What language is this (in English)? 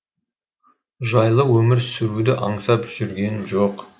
Kazakh